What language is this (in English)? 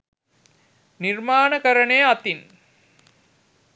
Sinhala